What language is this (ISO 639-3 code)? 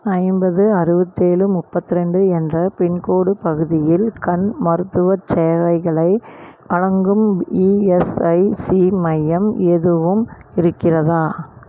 tam